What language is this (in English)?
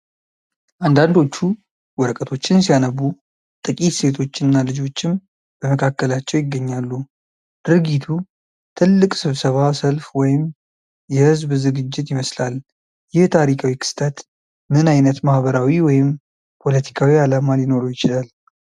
Amharic